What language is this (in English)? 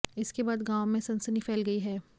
Hindi